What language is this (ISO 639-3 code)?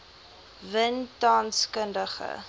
afr